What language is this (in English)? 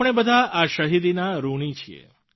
Gujarati